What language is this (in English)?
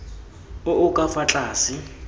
Tswana